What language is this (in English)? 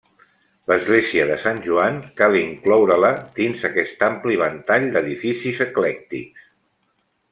Catalan